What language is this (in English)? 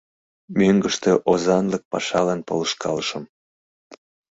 Mari